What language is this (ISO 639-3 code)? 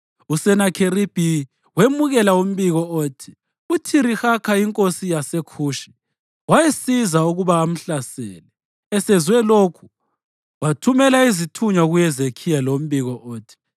nde